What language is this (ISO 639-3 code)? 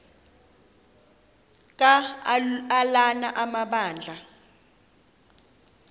xho